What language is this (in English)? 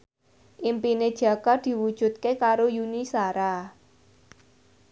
Javanese